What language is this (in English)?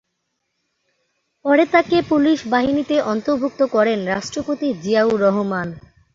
Bangla